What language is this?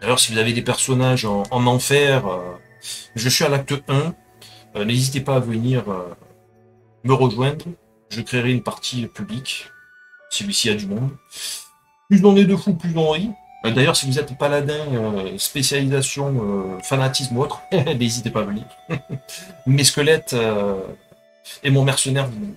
French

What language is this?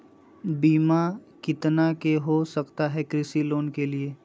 Magahi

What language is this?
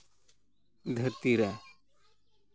Santali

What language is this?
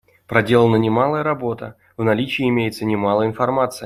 Russian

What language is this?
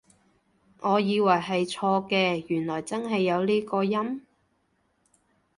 Cantonese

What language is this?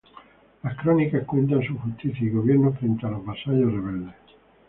Spanish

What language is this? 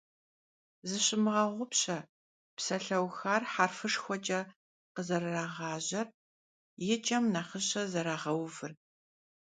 Kabardian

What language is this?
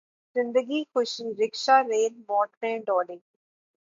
Urdu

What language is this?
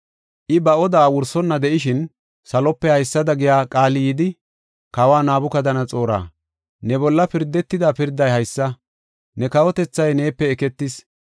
Gofa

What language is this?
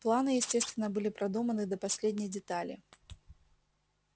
Russian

